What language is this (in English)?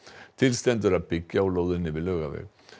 Icelandic